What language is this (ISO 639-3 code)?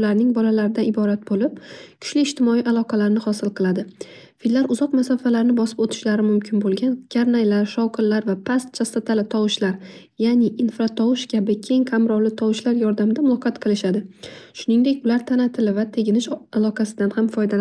uzb